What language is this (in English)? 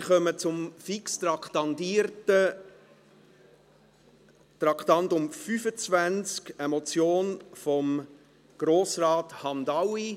Swiss German